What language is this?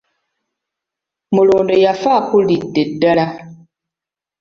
Ganda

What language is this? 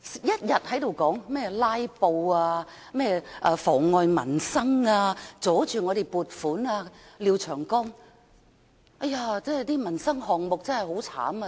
Cantonese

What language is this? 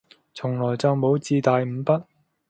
Cantonese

